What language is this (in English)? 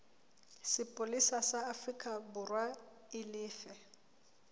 Southern Sotho